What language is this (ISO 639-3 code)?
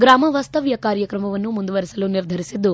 kan